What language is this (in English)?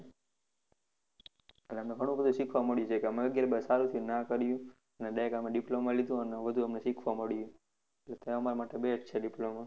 Gujarati